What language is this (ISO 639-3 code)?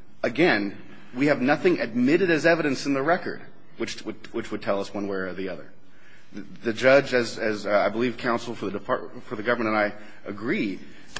eng